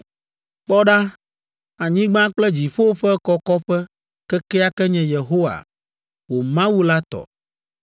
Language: Ewe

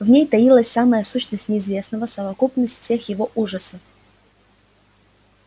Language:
Russian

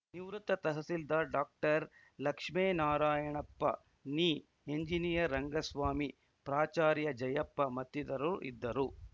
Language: Kannada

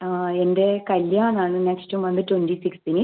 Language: Malayalam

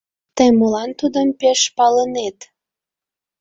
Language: Mari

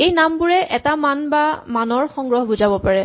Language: Assamese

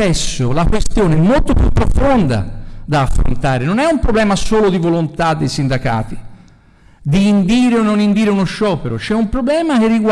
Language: Italian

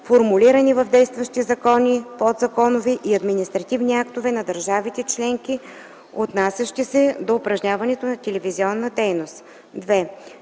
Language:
Bulgarian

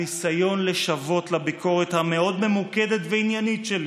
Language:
Hebrew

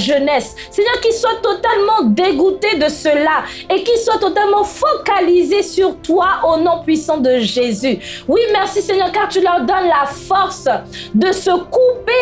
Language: French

